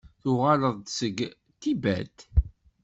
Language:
Kabyle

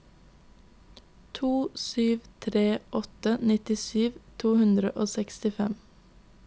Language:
Norwegian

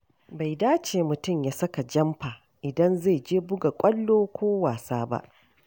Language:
Hausa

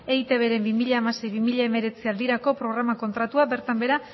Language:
Basque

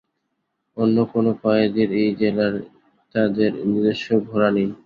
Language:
Bangla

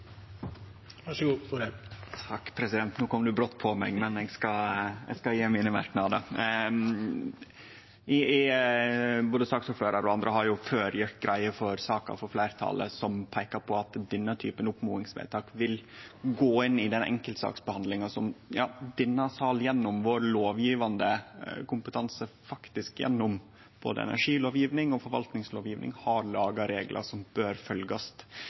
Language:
Norwegian Nynorsk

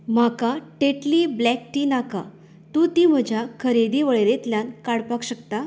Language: Konkani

